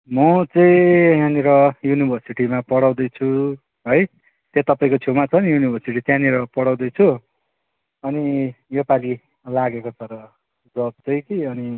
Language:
Nepali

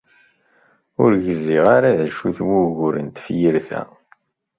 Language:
Kabyle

